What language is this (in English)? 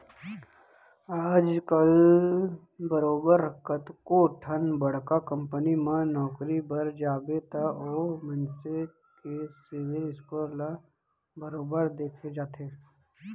Chhattisgarhi